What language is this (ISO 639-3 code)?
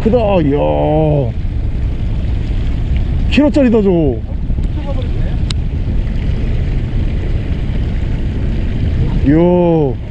kor